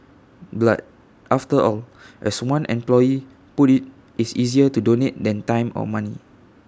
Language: English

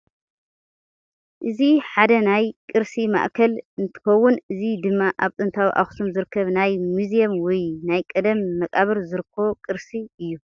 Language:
Tigrinya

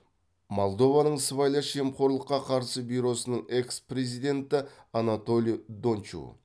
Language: Kazakh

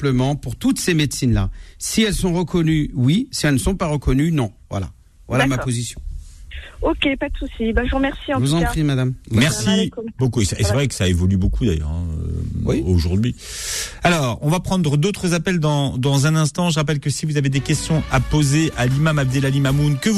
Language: French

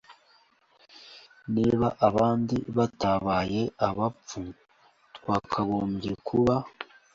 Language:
Kinyarwanda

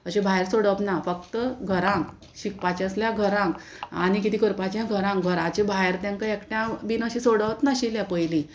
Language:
Konkani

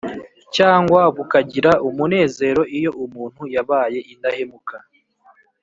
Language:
Kinyarwanda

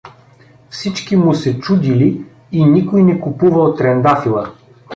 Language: Bulgarian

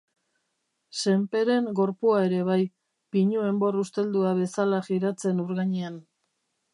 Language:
Basque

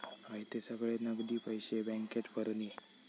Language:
Marathi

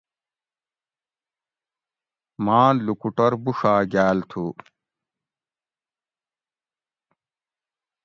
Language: Gawri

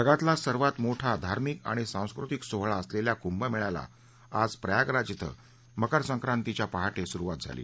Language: Marathi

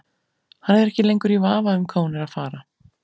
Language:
Icelandic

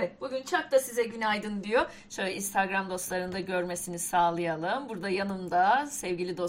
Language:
Turkish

